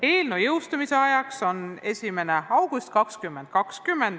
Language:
Estonian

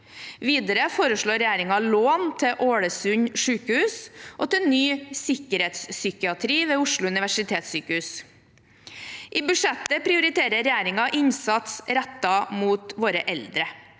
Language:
Norwegian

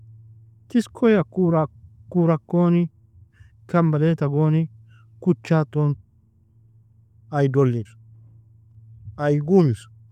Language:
Nobiin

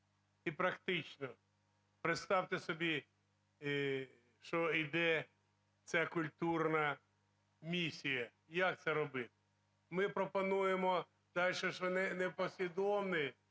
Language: Ukrainian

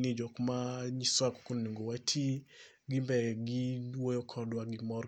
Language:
Luo (Kenya and Tanzania)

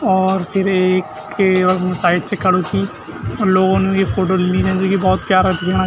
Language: Garhwali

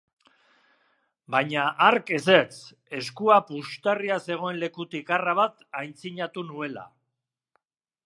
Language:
Basque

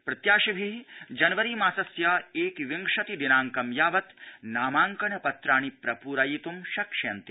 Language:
Sanskrit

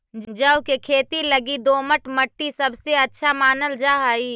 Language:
Magahi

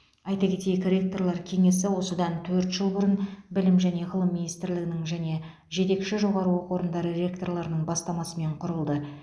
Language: Kazakh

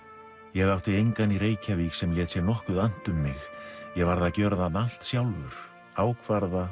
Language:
Icelandic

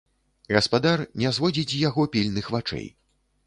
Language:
Belarusian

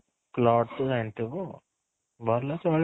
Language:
Odia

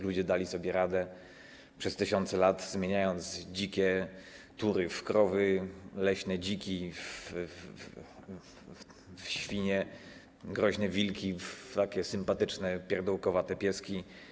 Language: Polish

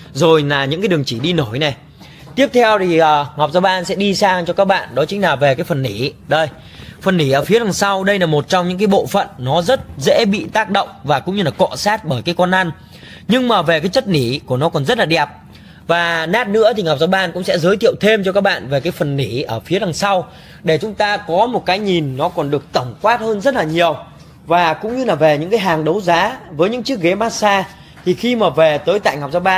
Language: Vietnamese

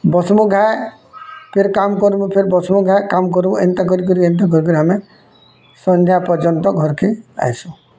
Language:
Odia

